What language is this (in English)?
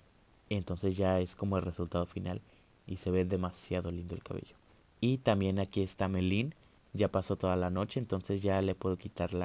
Spanish